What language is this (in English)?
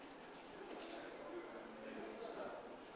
Hebrew